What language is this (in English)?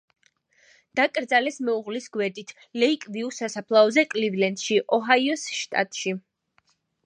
Georgian